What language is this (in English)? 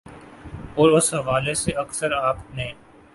Urdu